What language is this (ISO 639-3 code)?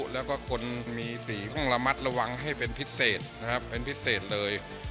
tha